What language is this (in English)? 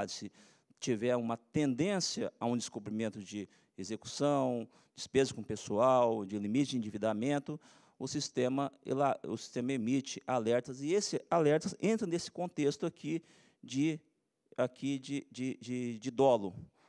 Portuguese